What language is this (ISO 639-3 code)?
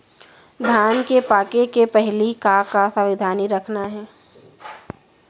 hne